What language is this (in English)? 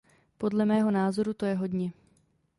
Czech